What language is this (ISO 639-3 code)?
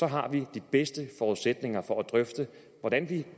dan